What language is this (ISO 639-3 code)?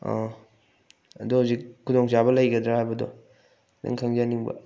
mni